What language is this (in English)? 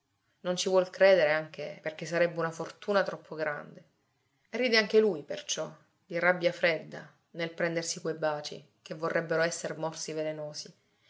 Italian